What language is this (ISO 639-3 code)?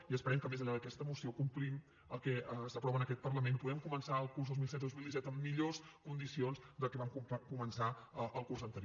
cat